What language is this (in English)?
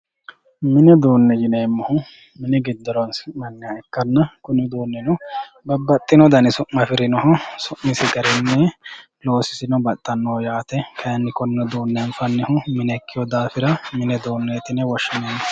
Sidamo